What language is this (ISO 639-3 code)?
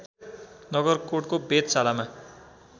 nep